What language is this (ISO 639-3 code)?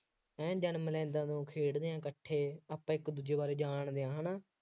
pan